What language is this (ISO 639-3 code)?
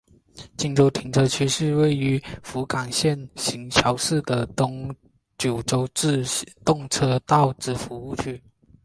zho